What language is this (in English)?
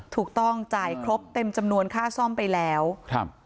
Thai